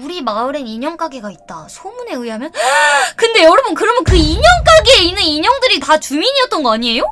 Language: Korean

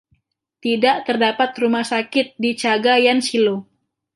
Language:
Indonesian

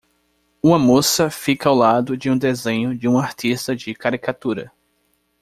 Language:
Portuguese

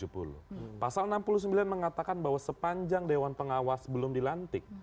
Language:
Indonesian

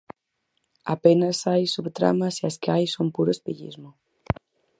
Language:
Galician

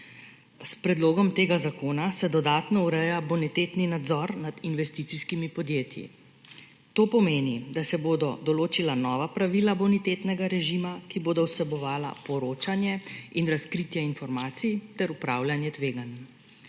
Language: Slovenian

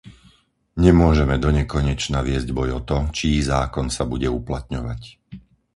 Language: Slovak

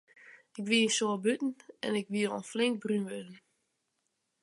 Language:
Western Frisian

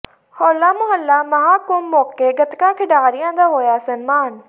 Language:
Punjabi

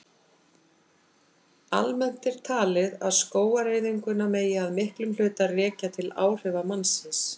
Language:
Icelandic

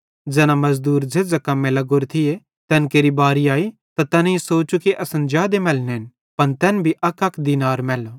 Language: Bhadrawahi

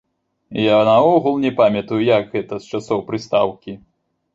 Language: Belarusian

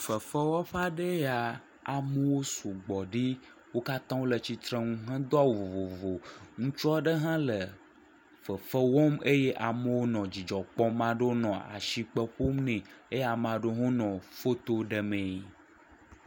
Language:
Ewe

